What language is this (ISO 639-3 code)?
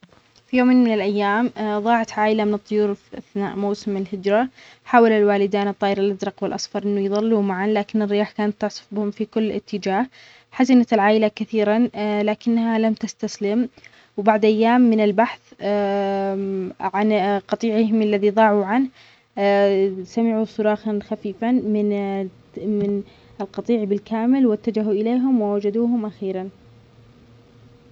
acx